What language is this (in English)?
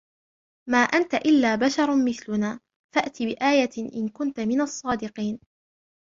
Arabic